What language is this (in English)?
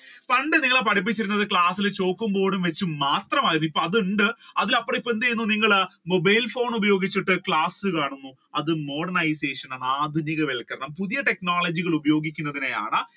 Malayalam